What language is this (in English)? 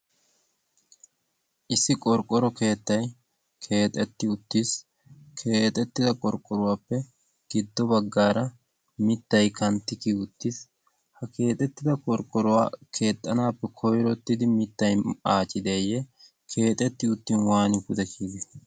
Wolaytta